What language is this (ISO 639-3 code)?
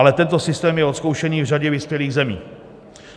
ces